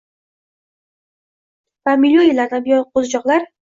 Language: Uzbek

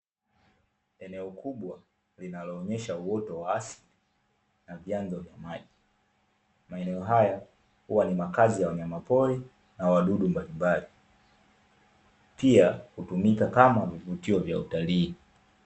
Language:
Swahili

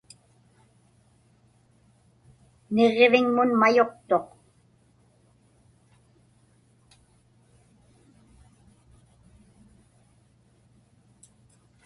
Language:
Inupiaq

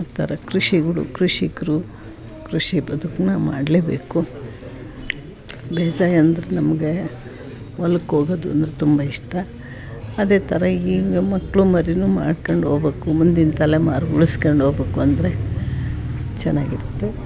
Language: Kannada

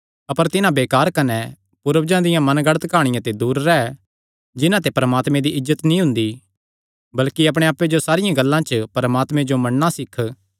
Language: Kangri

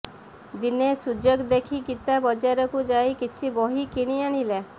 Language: Odia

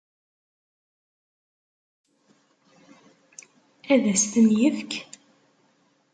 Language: Kabyle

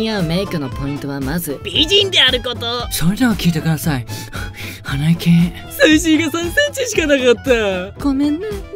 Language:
Japanese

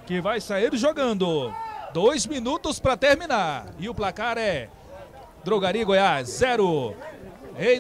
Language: Portuguese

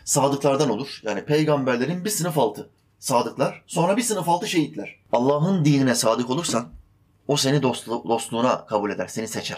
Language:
Turkish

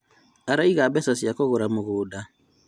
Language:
Kikuyu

